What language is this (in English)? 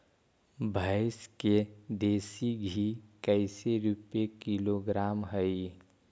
Magahi